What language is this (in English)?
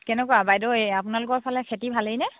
Assamese